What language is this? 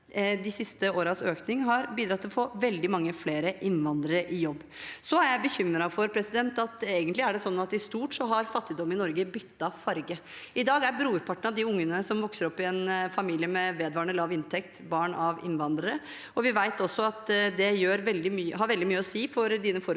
Norwegian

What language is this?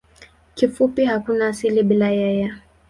Swahili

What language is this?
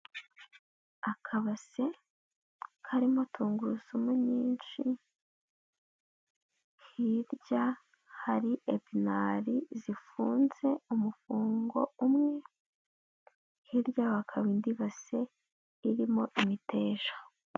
Kinyarwanda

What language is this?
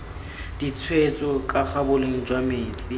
Tswana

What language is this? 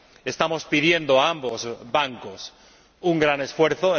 Spanish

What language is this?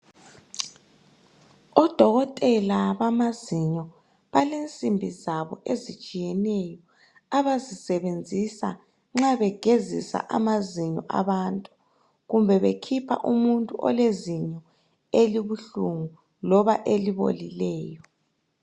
North Ndebele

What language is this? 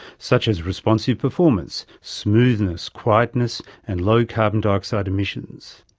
English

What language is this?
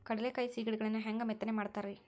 Kannada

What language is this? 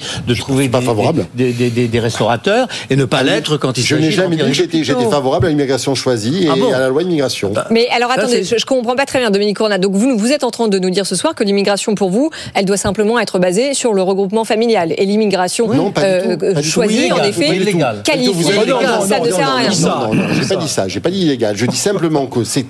French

